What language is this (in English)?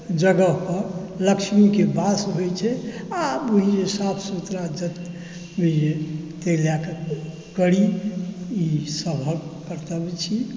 Maithili